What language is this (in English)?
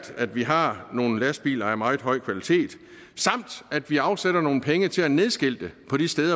Danish